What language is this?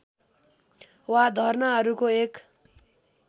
Nepali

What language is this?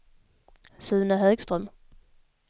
Swedish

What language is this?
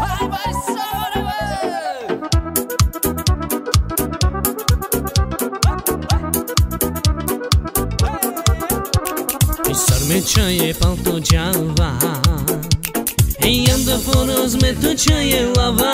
Romanian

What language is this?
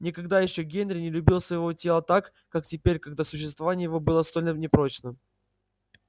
Russian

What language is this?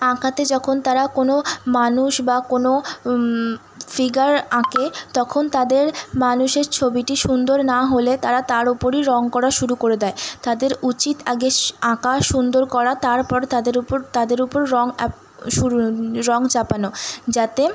Bangla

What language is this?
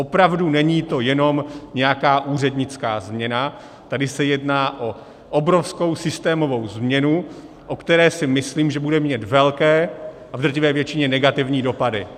Czech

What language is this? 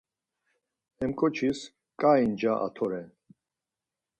Laz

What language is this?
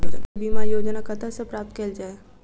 Maithili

